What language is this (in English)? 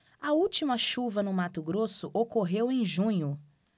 Portuguese